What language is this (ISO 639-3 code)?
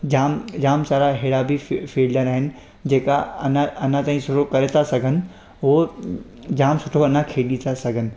snd